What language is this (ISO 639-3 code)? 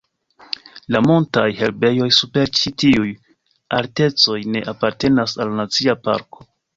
epo